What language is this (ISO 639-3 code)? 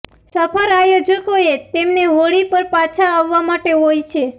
guj